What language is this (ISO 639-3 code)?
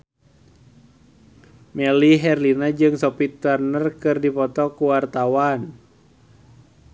sun